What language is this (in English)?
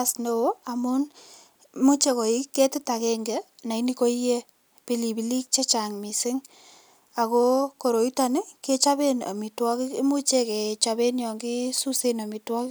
Kalenjin